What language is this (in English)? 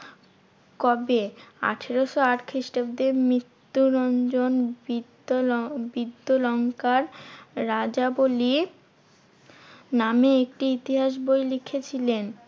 Bangla